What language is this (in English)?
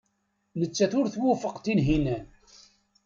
Kabyle